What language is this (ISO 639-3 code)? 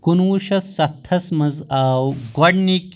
kas